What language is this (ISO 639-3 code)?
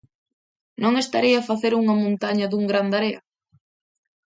glg